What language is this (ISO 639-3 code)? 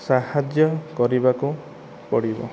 ori